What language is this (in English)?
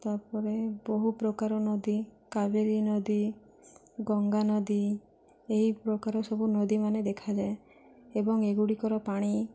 Odia